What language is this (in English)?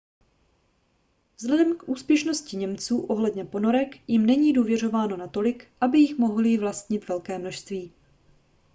Czech